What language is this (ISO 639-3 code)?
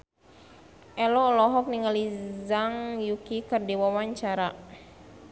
sun